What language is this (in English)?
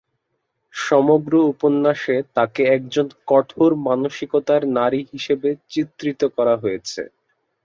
Bangla